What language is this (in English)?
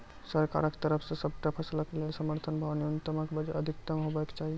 Maithili